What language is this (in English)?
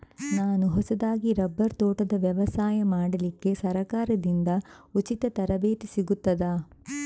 Kannada